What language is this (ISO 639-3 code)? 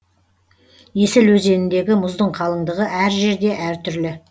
kaz